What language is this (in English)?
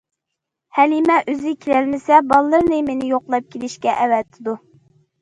Uyghur